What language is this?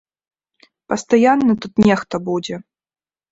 Belarusian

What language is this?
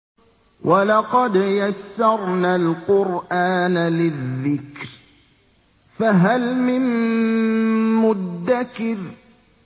Arabic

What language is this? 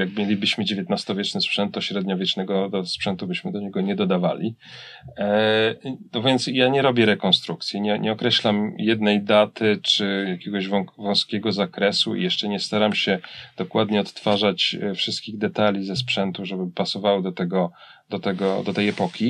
Polish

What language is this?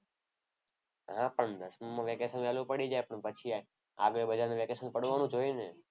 Gujarati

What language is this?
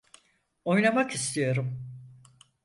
Turkish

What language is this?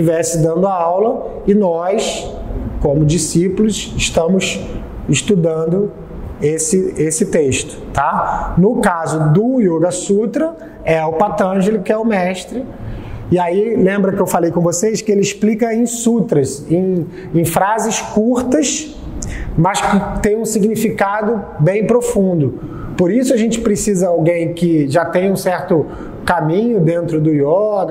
Portuguese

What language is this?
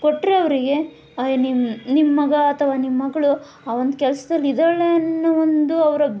Kannada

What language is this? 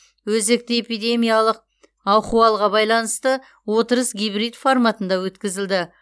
Kazakh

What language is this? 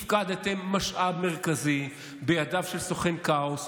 Hebrew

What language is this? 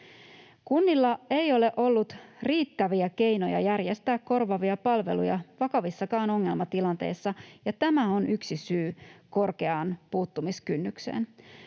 Finnish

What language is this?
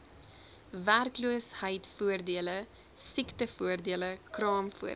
Afrikaans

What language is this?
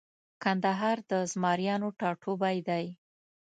Pashto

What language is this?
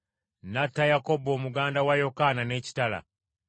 Ganda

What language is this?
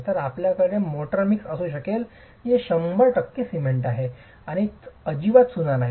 Marathi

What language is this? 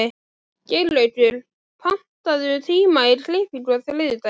Icelandic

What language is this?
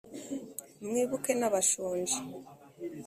Kinyarwanda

